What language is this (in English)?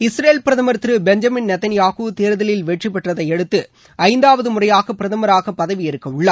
Tamil